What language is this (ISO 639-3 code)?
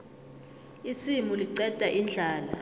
nbl